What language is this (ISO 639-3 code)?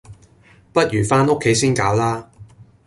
yue